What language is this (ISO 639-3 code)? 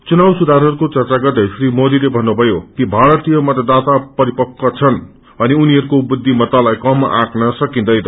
nep